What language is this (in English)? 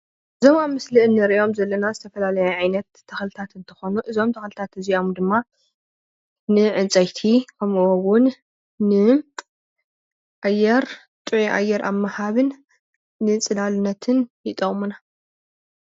Tigrinya